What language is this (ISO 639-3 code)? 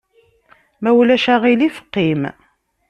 kab